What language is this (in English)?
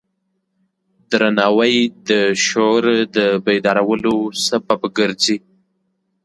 Pashto